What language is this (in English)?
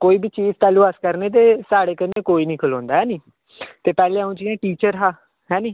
Dogri